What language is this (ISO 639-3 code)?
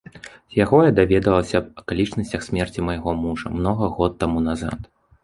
bel